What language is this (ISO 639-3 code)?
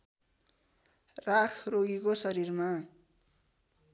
nep